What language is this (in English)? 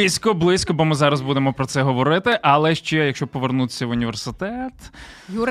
Ukrainian